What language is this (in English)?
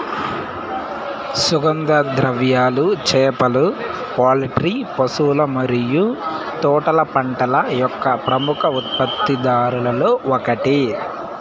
Telugu